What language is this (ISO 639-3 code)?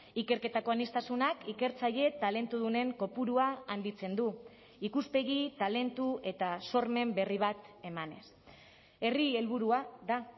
eus